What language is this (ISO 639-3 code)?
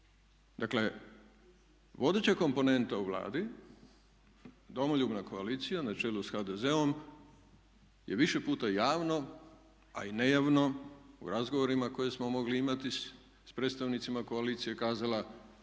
hrv